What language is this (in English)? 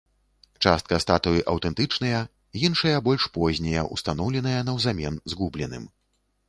Belarusian